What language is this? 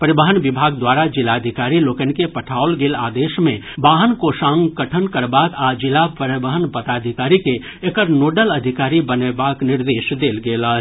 Maithili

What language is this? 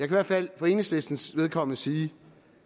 Danish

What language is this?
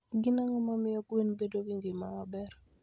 Luo (Kenya and Tanzania)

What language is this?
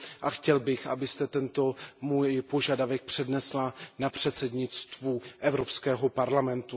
Czech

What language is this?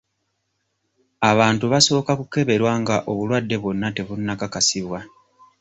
Ganda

